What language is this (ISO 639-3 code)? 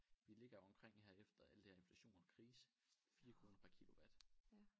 dan